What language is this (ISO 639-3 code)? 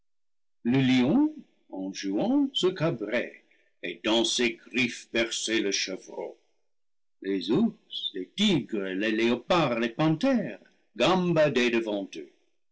fra